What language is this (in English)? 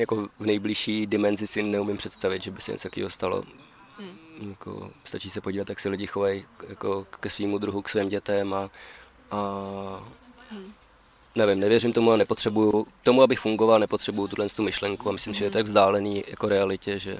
Czech